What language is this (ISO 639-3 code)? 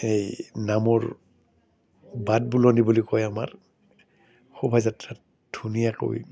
asm